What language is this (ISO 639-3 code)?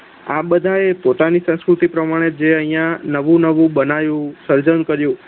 guj